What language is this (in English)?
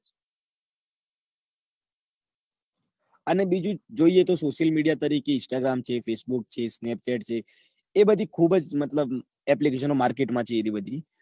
Gujarati